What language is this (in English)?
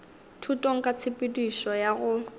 Northern Sotho